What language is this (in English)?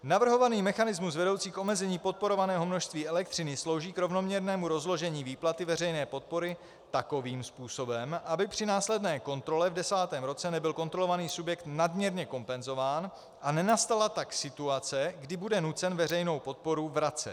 Czech